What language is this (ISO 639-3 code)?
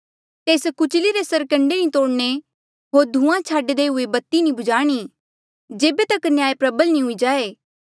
mjl